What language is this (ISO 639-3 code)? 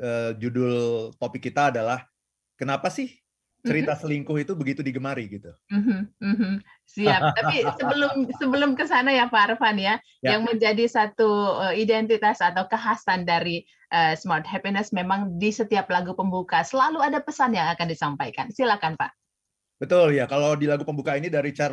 ind